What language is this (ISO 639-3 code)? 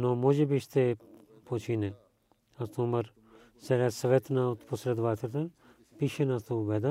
bul